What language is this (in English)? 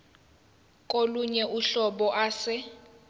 Zulu